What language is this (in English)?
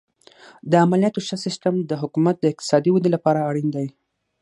Pashto